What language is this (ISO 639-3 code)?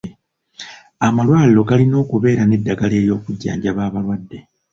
lug